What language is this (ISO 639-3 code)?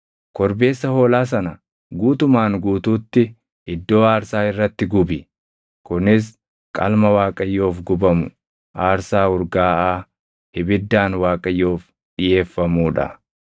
orm